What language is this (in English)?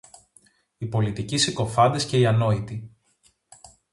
Greek